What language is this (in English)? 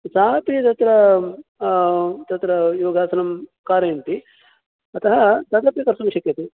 Sanskrit